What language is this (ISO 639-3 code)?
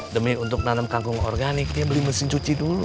ind